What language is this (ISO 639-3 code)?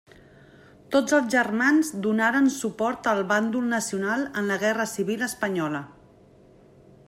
cat